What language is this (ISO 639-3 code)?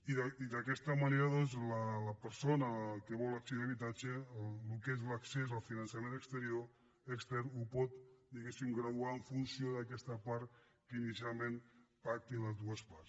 cat